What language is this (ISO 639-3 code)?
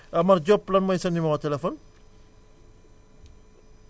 wol